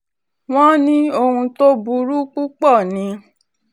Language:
Yoruba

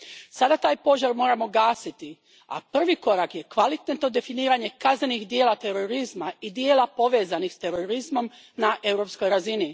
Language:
Croatian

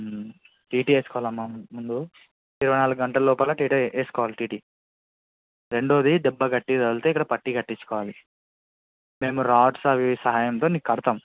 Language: Telugu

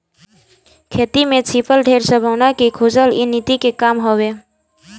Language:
Bhojpuri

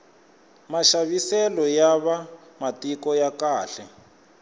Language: Tsonga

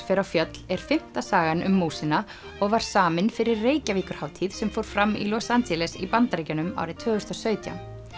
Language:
Icelandic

